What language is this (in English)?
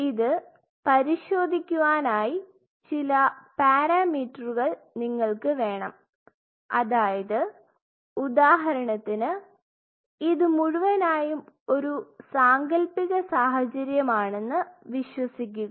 Malayalam